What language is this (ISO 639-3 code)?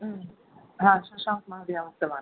san